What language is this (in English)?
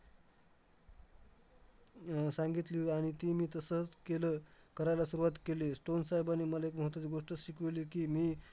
Marathi